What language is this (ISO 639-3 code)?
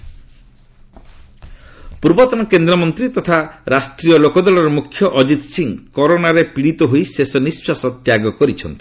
ori